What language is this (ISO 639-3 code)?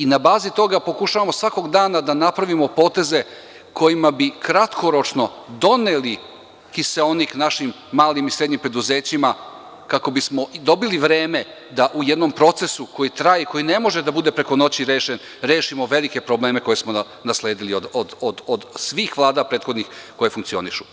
srp